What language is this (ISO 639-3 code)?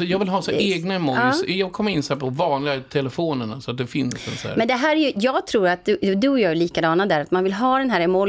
swe